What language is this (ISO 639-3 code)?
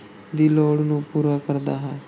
pan